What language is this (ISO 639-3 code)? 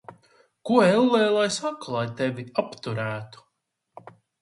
lav